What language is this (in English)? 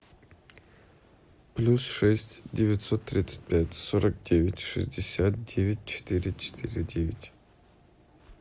Russian